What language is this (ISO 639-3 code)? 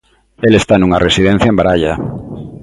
glg